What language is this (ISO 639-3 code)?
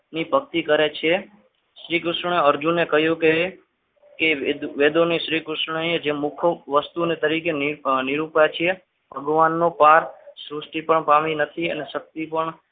guj